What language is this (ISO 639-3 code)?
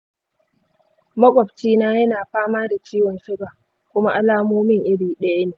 hau